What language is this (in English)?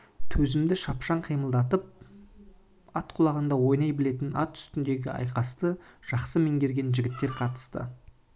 Kazakh